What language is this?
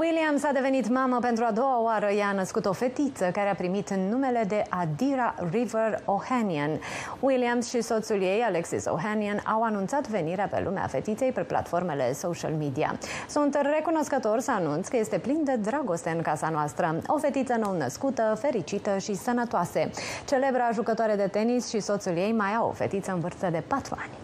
Romanian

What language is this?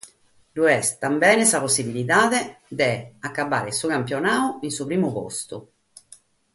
Sardinian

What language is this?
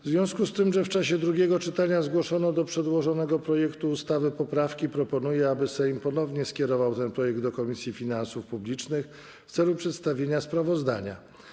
Polish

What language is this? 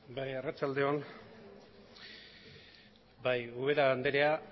Basque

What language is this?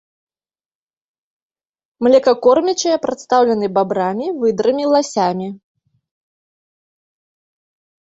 Belarusian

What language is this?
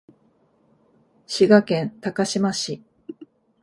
Japanese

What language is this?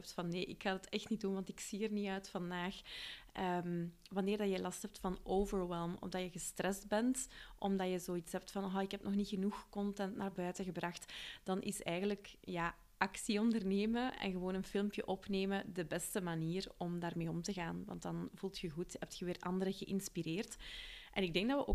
Dutch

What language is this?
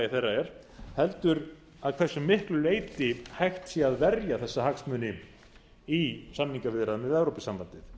Icelandic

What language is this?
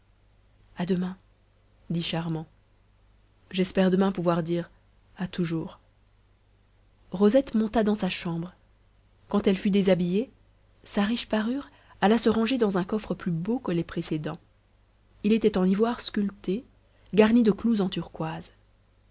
French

